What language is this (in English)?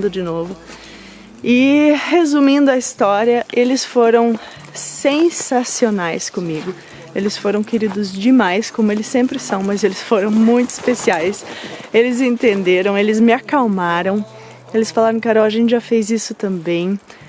Portuguese